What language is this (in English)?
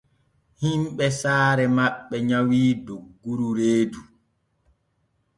Borgu Fulfulde